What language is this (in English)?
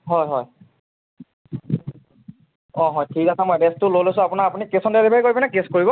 Assamese